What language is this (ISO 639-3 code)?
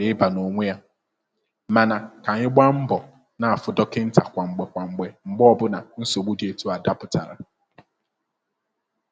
ibo